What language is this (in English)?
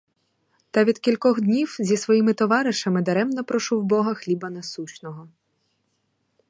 Ukrainian